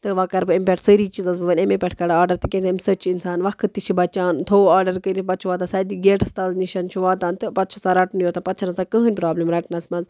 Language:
Kashmiri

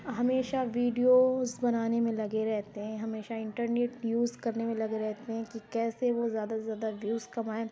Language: Urdu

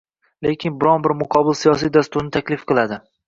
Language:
Uzbek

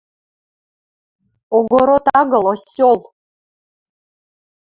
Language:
Western Mari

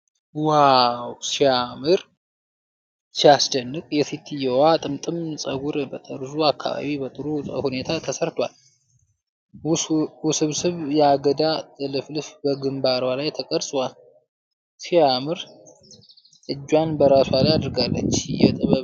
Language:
Amharic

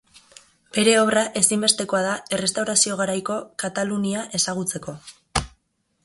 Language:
Basque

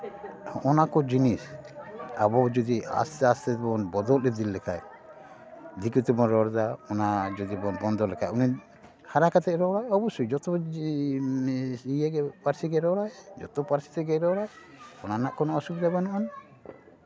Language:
Santali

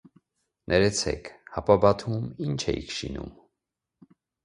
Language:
Armenian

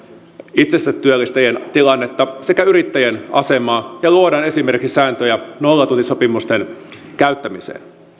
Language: Finnish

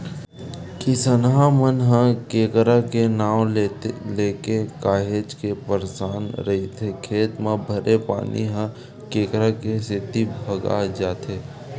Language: Chhattisgarhi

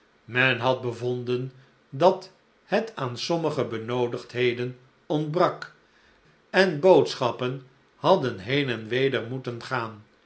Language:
Dutch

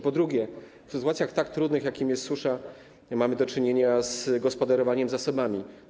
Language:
Polish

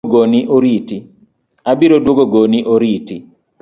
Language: Luo (Kenya and Tanzania)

